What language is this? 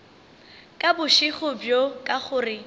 Northern Sotho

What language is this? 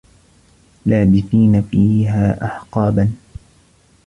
Arabic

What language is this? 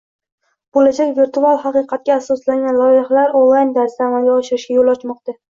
Uzbek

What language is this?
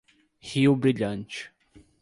Portuguese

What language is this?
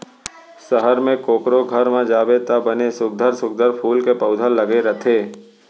Chhattisgarhi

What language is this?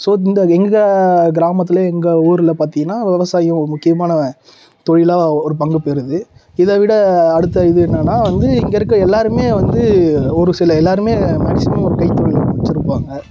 Tamil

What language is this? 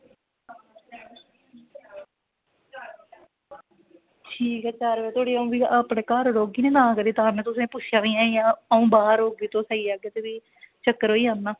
Dogri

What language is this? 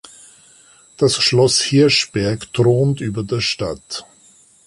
German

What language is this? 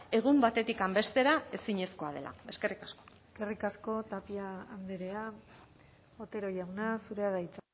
Basque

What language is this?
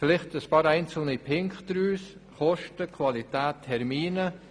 Swiss German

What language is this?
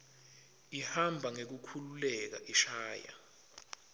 Swati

